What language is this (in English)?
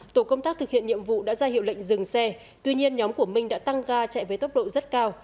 Vietnamese